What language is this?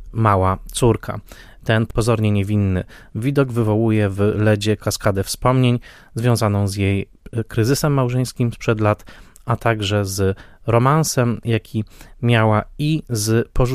Polish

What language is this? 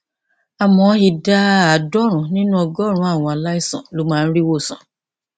Yoruba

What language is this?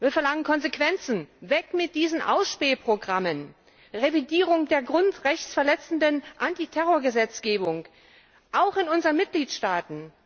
German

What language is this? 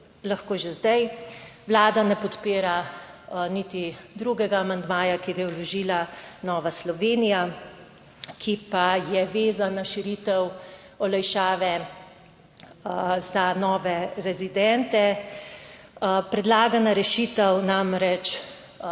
Slovenian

